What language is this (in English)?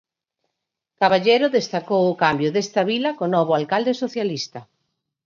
Galician